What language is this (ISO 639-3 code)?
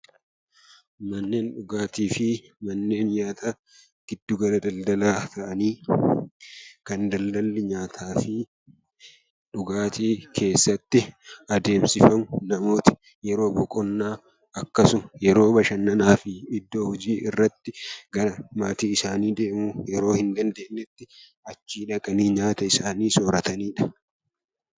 orm